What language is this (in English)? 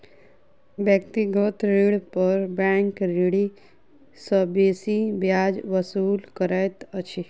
Maithili